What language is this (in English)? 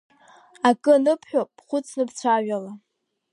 Abkhazian